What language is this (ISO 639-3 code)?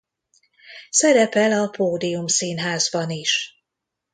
hun